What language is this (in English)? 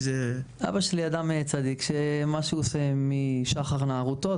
Hebrew